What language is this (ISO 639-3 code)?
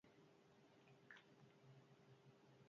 eus